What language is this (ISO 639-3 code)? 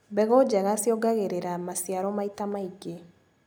kik